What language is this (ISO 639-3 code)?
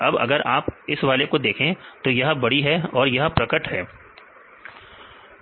hin